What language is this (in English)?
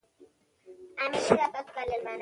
Pashto